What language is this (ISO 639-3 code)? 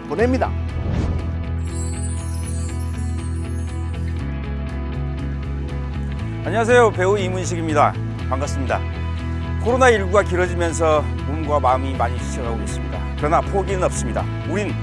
kor